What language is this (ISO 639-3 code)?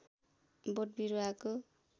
nep